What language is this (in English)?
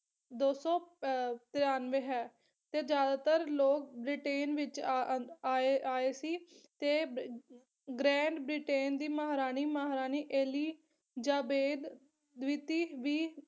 Punjabi